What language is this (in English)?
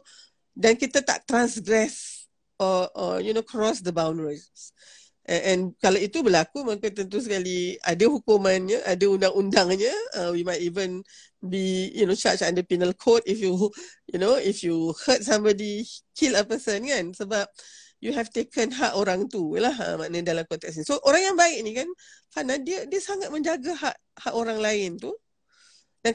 Malay